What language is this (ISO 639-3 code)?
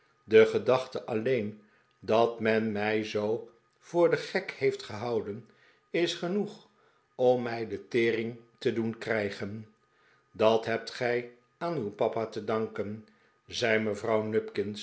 nld